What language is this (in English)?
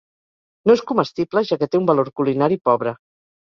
Catalan